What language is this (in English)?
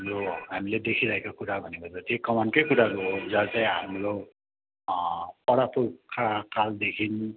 Nepali